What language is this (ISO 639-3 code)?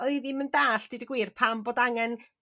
cym